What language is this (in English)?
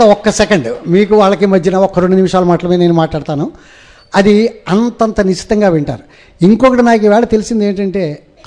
Telugu